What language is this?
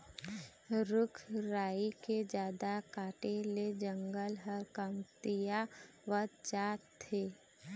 Chhattisgarhi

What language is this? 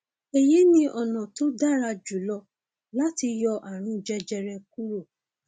Yoruba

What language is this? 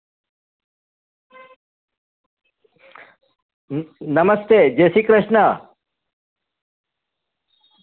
Gujarati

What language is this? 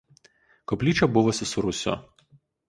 Lithuanian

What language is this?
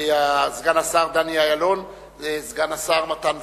Hebrew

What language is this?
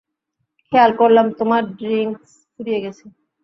Bangla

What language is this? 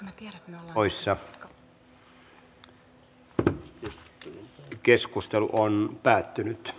Finnish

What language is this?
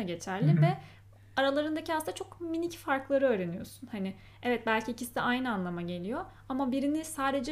Turkish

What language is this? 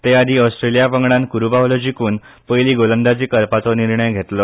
Konkani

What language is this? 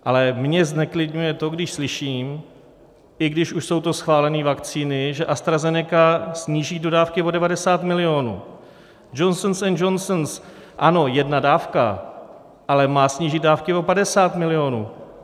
Czech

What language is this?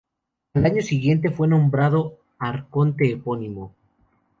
Spanish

